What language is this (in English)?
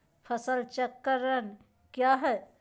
Magahi